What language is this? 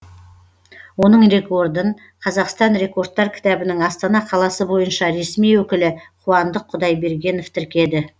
Kazakh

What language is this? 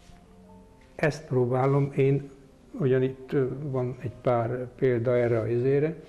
Hungarian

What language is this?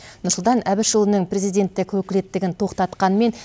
Kazakh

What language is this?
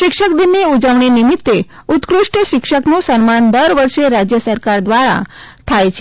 Gujarati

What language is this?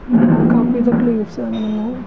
Punjabi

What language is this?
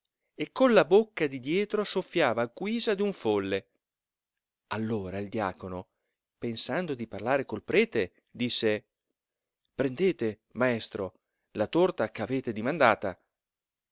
Italian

